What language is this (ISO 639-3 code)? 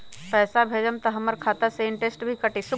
mag